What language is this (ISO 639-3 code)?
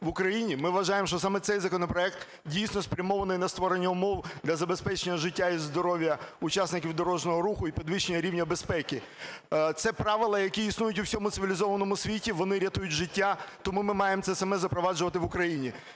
ukr